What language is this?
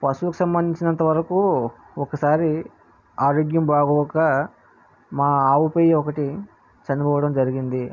Telugu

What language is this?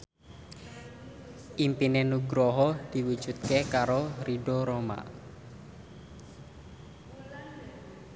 Javanese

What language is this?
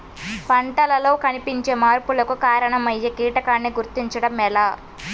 Telugu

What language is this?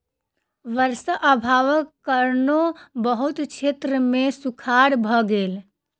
Maithili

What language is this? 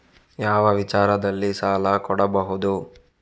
Kannada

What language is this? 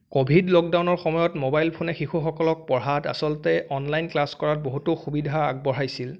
Assamese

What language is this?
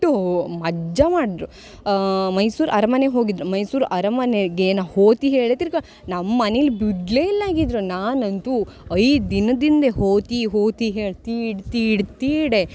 Kannada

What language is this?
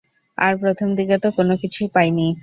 Bangla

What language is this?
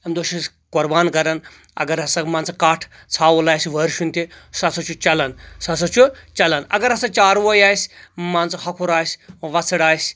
Kashmiri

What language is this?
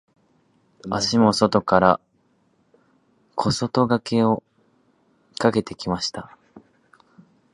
Japanese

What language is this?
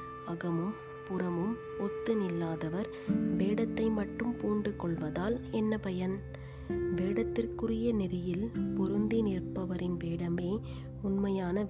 Tamil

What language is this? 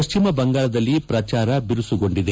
Kannada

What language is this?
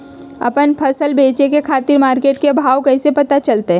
Magahi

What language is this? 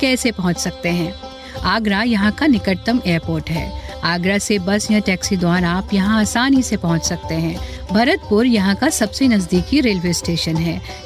Hindi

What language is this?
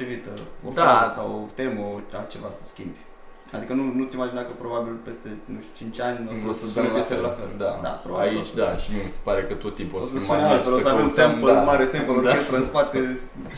Romanian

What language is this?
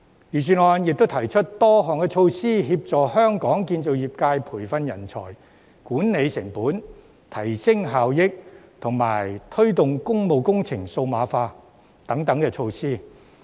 Cantonese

